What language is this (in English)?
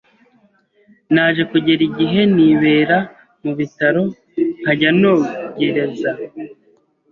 Kinyarwanda